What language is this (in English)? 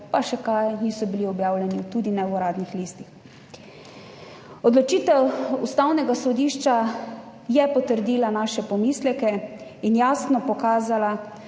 Slovenian